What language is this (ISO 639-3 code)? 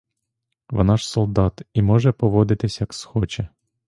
ukr